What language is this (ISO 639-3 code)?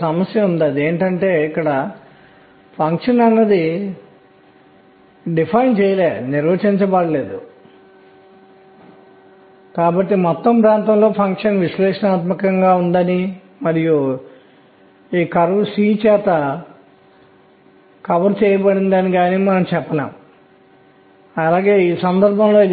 tel